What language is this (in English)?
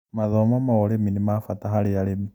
Kikuyu